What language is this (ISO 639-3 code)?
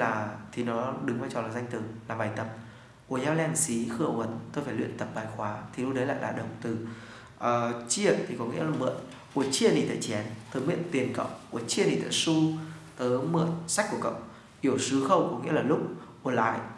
vie